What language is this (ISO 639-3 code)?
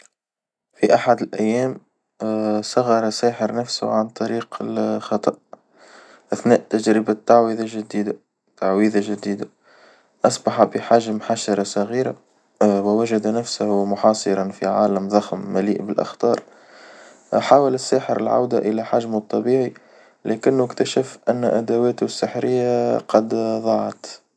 aeb